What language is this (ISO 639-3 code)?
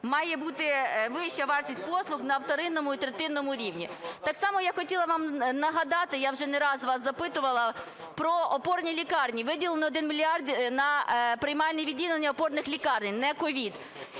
ukr